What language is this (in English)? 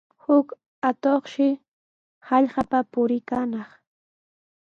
Sihuas Ancash Quechua